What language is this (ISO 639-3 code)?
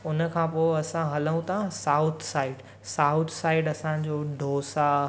snd